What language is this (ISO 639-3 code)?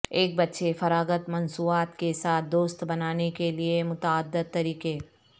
urd